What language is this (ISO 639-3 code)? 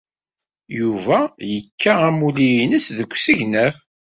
kab